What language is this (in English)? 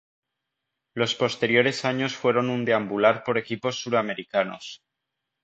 Spanish